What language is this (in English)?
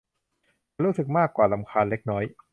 Thai